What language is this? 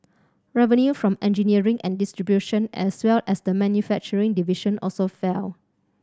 English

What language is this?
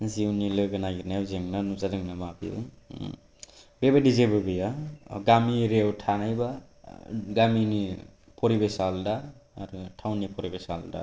Bodo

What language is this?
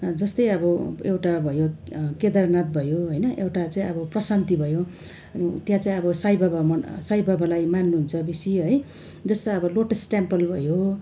Nepali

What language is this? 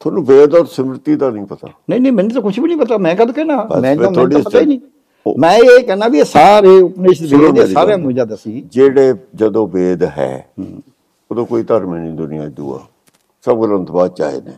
Punjabi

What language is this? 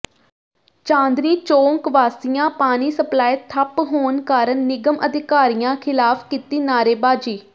Punjabi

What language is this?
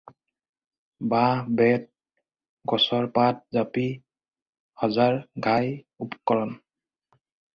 Assamese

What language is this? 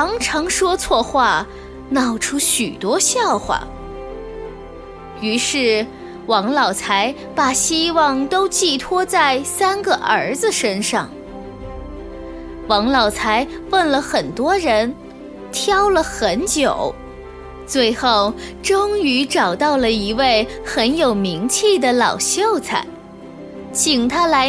Chinese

